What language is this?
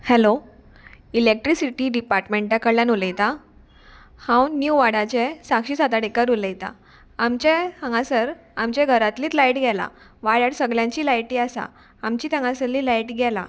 Konkani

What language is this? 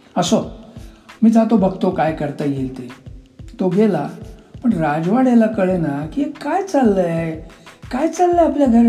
Marathi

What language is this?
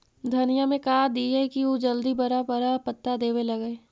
Magahi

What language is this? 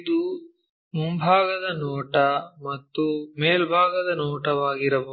Kannada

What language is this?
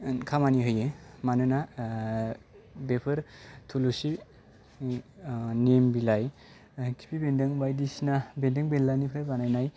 Bodo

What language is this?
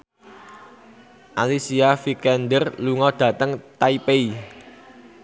Javanese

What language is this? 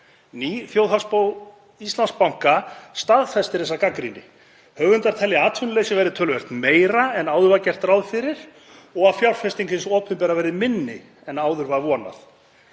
Icelandic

